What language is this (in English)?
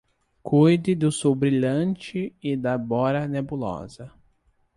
Portuguese